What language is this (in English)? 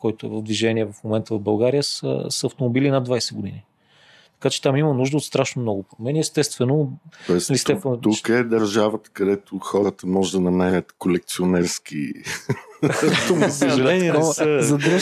Bulgarian